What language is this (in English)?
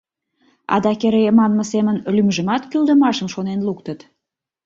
Mari